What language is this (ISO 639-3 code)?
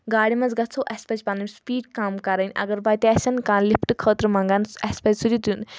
kas